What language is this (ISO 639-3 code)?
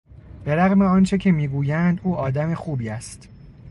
fas